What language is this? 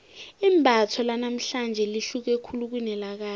South Ndebele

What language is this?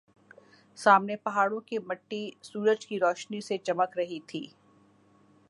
Urdu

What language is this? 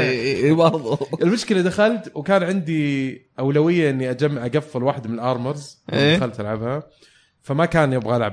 Arabic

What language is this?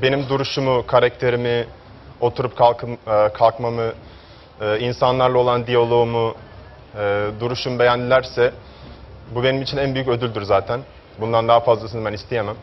Turkish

